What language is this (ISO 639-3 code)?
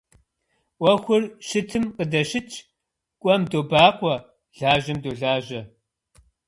kbd